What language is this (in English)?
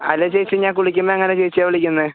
Malayalam